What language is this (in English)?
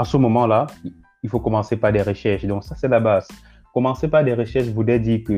French